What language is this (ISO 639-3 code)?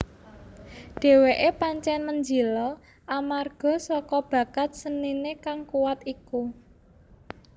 jav